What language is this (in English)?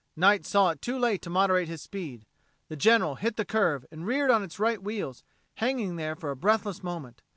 English